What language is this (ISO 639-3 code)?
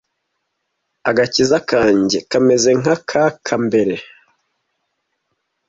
kin